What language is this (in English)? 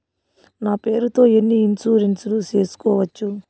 Telugu